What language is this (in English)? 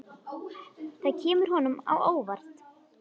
Icelandic